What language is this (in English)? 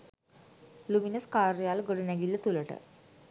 Sinhala